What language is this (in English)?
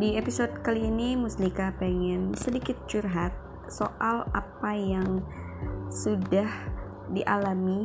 Indonesian